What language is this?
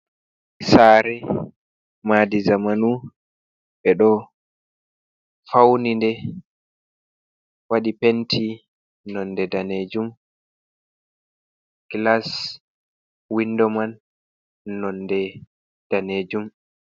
Fula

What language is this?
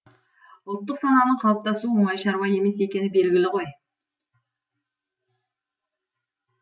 Kazakh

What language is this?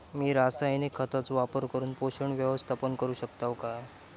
Marathi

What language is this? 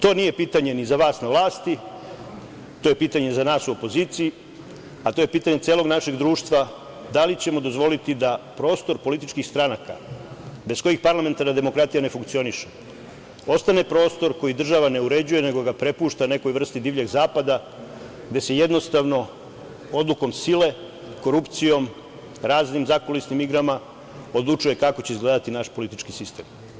Serbian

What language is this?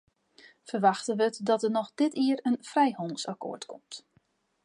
Western Frisian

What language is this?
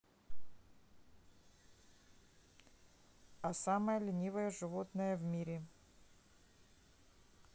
Russian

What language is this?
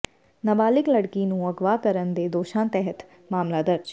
Punjabi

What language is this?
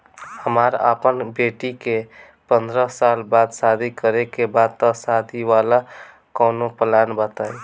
Bhojpuri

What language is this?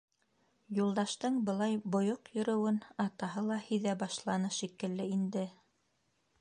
Bashkir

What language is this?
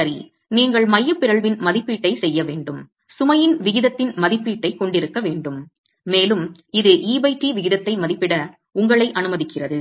Tamil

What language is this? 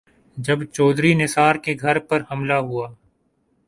Urdu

